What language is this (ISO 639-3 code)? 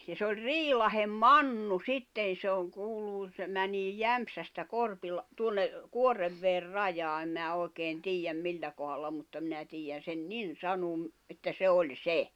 fin